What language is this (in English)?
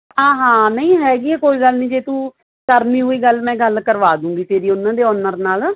Punjabi